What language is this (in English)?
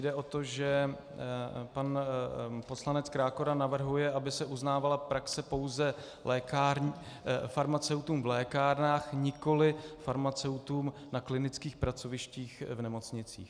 Czech